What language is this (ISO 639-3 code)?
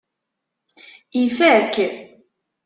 kab